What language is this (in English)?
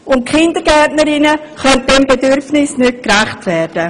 Swiss German